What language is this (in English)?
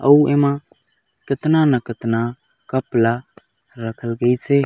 Chhattisgarhi